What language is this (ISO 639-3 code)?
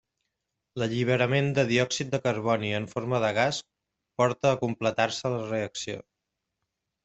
cat